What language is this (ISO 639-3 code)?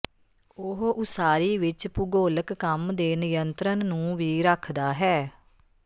pan